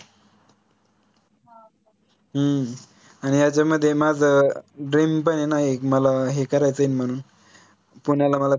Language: Marathi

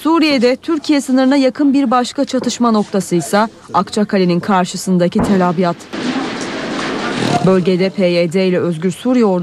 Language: Turkish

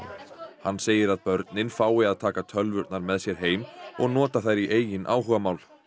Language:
Icelandic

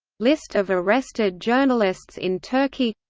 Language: English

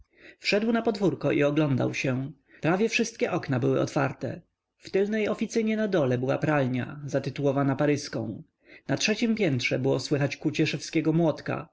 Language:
Polish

